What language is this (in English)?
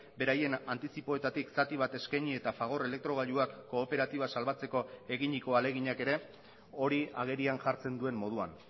Basque